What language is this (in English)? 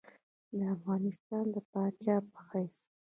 Pashto